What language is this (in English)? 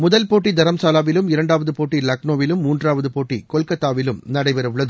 Tamil